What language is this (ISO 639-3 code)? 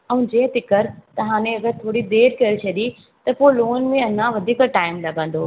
snd